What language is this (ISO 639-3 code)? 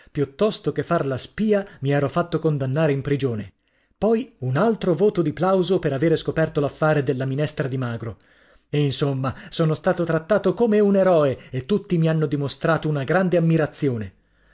ita